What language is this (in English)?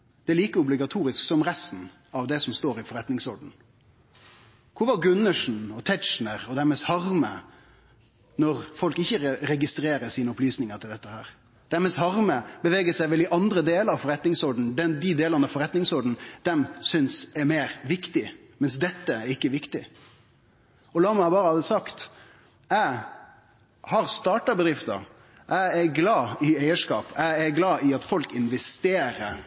Norwegian Nynorsk